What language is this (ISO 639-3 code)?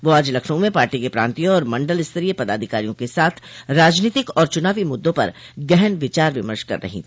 hin